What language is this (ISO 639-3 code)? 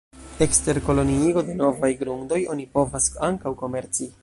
epo